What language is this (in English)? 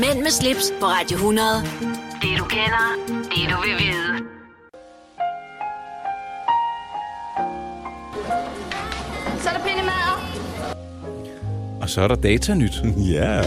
Danish